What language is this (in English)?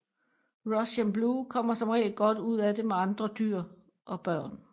Danish